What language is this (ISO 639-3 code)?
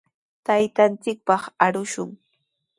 qws